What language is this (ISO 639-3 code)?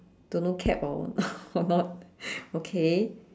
eng